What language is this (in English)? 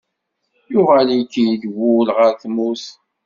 Kabyle